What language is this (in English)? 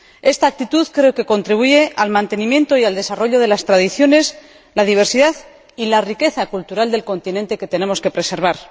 Spanish